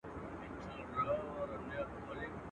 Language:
Pashto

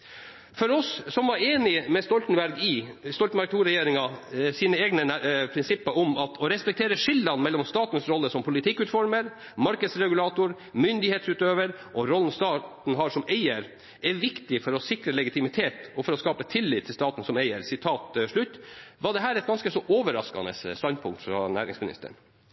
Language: Norwegian Bokmål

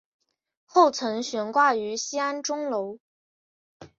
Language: Chinese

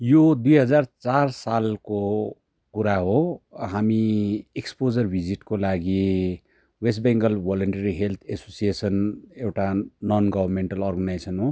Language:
Nepali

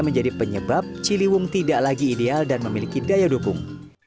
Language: Indonesian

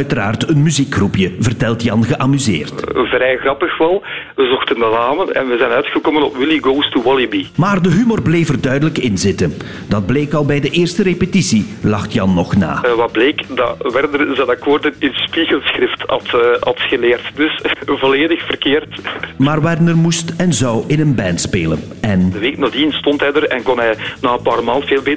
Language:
Dutch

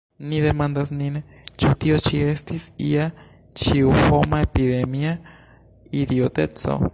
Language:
Esperanto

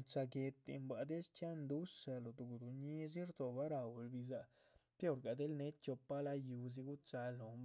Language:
Chichicapan Zapotec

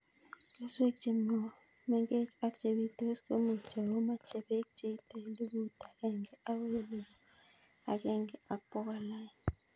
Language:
Kalenjin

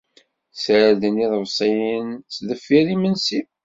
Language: Kabyle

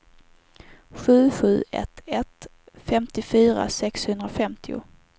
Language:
Swedish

